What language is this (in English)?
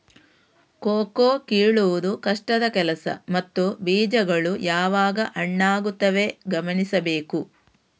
Kannada